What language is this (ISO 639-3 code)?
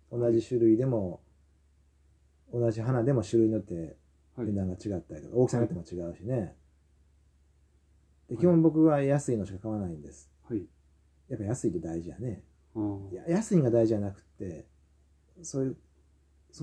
jpn